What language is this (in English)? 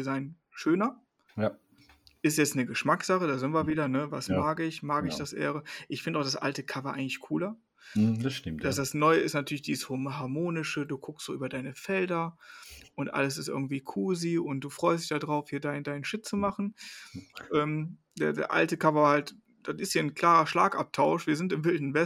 German